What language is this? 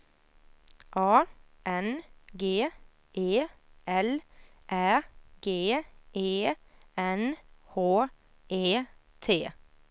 Swedish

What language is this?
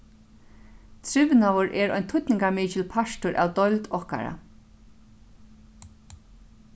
Faroese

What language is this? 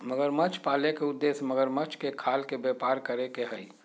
Magahi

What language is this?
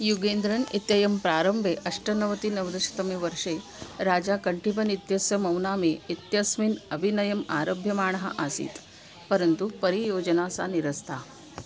Sanskrit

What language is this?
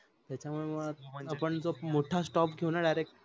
Marathi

